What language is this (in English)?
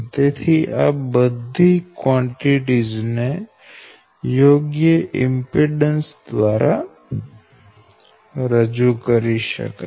Gujarati